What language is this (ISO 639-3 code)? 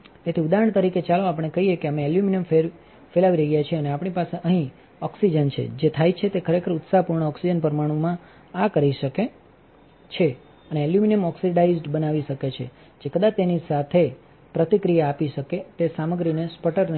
guj